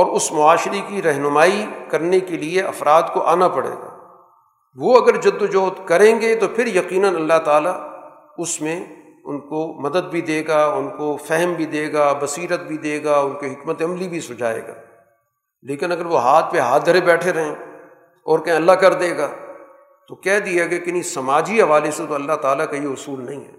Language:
Urdu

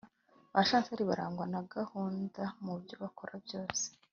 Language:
Kinyarwanda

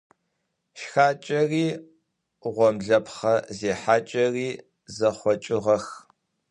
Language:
Adyghe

